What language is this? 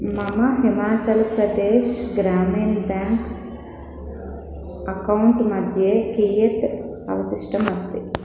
Sanskrit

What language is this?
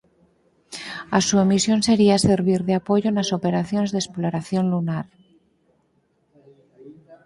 Galician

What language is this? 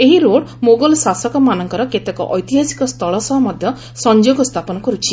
Odia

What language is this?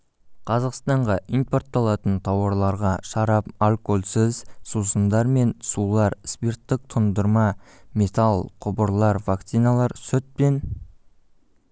Kazakh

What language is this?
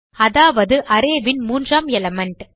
Tamil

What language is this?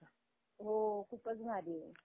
Marathi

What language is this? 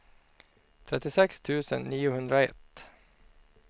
Swedish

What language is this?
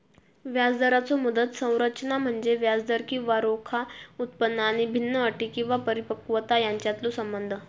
Marathi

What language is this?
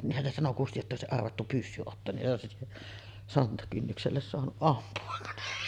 Finnish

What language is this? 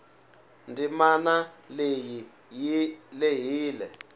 Tsonga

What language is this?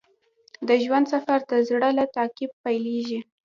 Pashto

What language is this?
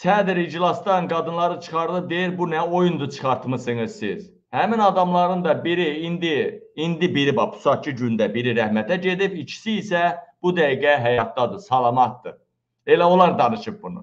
Turkish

